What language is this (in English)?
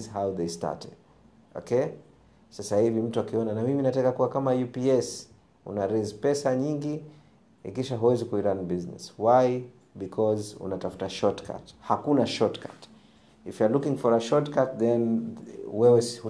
Swahili